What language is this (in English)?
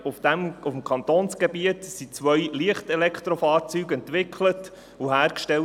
Swiss German